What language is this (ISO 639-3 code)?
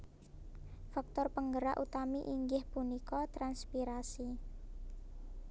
jav